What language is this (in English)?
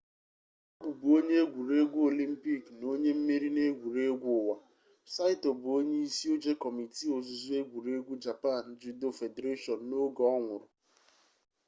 Igbo